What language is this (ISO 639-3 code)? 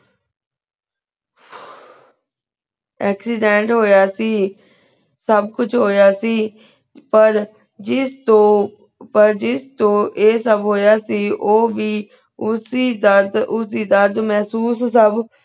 pan